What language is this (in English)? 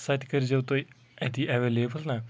Kashmiri